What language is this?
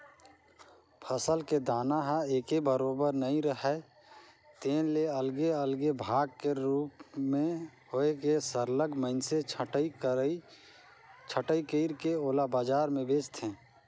Chhattisgarhi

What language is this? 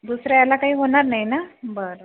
Marathi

